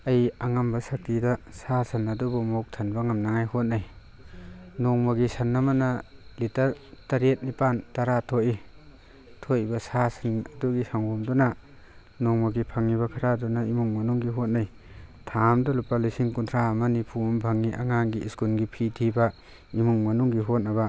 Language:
Manipuri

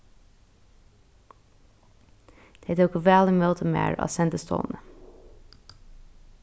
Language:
Faroese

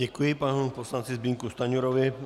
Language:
Czech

